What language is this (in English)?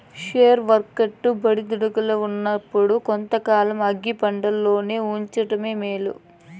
Telugu